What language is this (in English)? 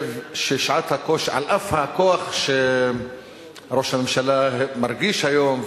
Hebrew